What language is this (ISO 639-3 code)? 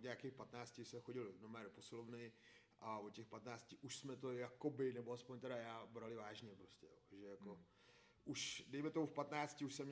ces